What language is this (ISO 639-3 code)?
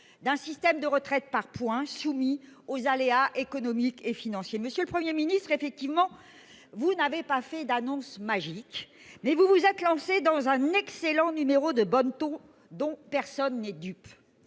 fra